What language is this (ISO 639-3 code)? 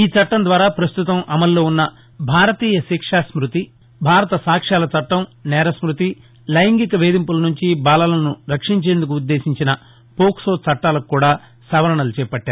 tel